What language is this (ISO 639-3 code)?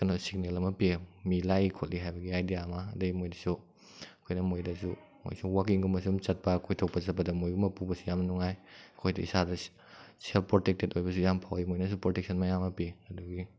mni